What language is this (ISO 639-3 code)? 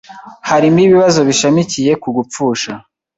kin